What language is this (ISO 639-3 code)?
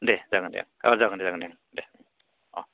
brx